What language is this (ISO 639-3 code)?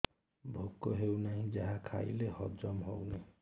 ori